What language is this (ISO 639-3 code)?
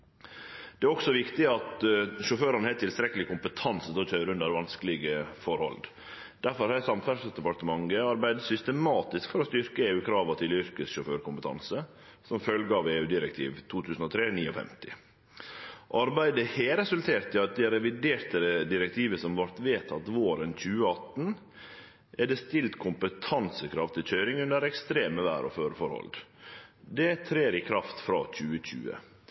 nno